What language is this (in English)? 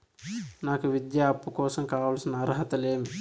Telugu